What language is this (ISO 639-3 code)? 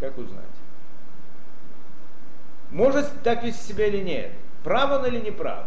rus